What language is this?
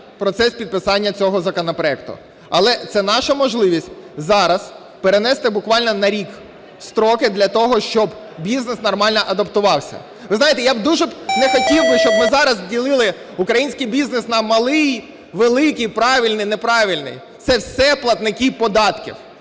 Ukrainian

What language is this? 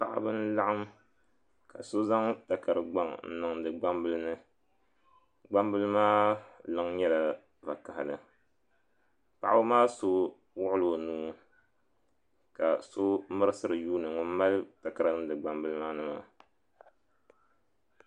Dagbani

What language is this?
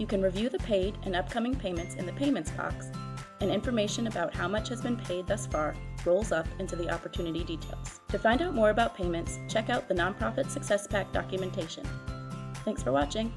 English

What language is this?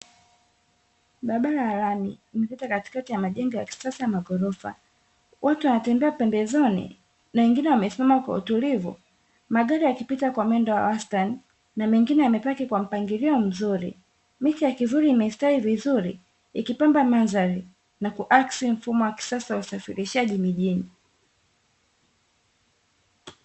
Swahili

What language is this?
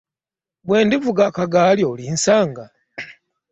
Ganda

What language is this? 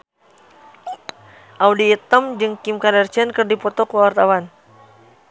Sundanese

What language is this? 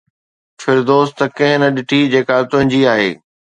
Sindhi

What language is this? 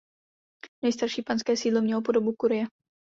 Czech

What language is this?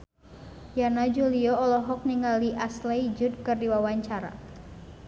Sundanese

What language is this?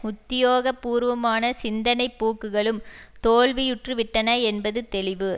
Tamil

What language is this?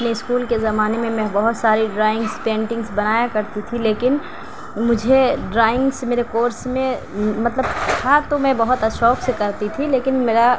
Urdu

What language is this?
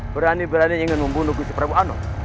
Indonesian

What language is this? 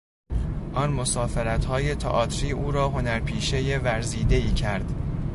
Persian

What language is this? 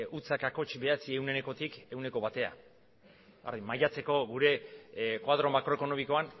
Basque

